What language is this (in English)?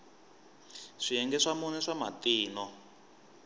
Tsonga